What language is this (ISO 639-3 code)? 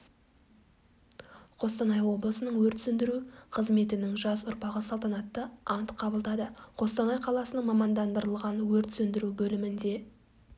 kaz